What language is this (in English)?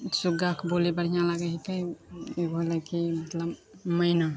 Maithili